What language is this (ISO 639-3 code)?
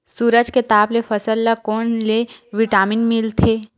hne